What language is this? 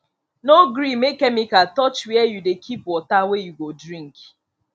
Nigerian Pidgin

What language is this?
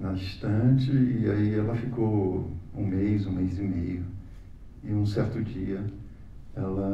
Portuguese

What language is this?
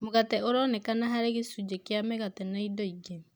Kikuyu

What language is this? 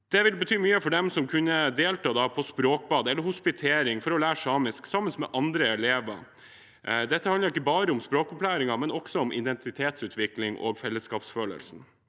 Norwegian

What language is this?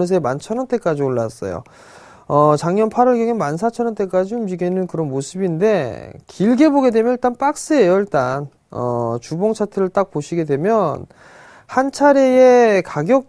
Korean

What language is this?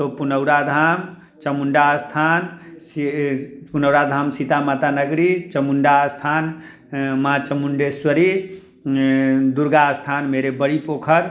Hindi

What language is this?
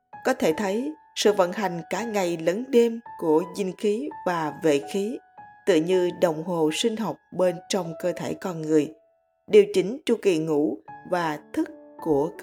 Vietnamese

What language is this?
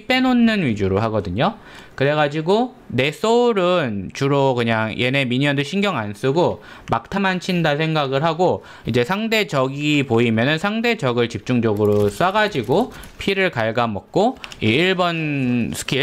Korean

